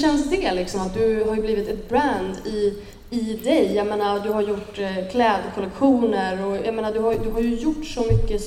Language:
Swedish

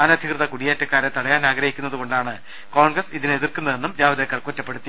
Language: Malayalam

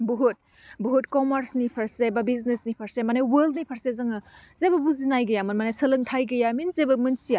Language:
Bodo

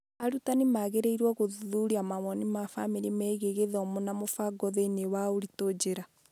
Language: Kikuyu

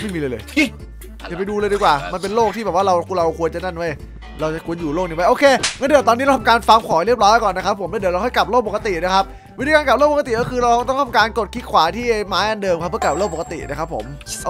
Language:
Thai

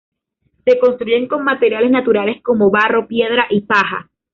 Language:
Spanish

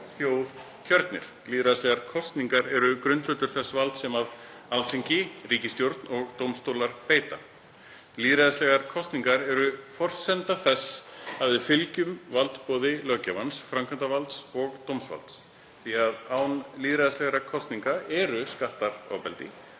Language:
Icelandic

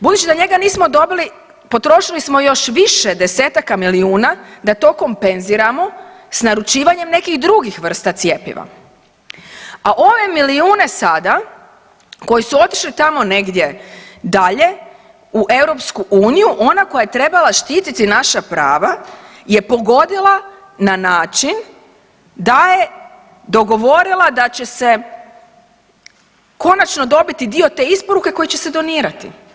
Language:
Croatian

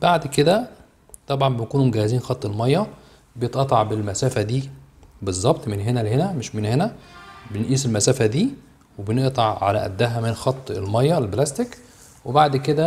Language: Arabic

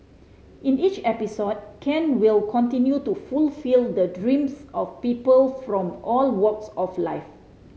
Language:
English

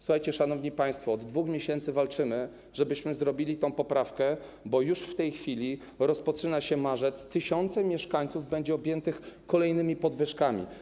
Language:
Polish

